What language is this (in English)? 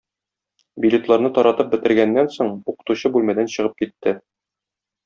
Tatar